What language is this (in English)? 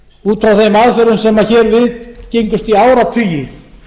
Icelandic